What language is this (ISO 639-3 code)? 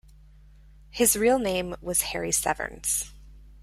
eng